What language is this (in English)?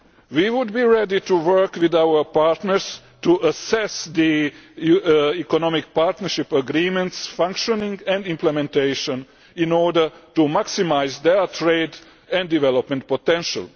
English